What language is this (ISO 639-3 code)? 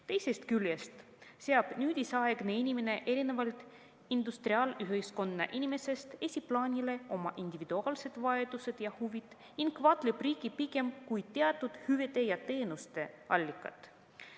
est